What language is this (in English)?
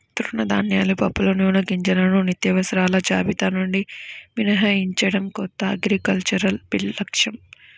Telugu